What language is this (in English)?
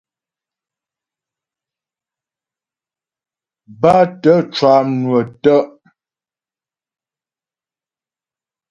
Ghomala